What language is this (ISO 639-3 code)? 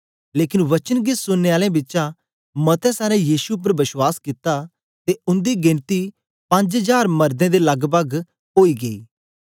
doi